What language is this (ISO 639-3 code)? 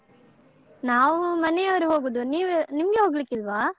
kan